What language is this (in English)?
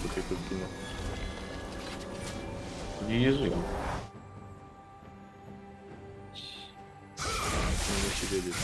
Polish